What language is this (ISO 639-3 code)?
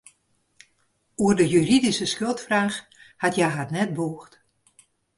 fry